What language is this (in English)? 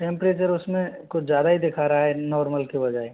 Hindi